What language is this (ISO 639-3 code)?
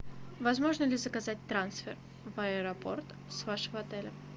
rus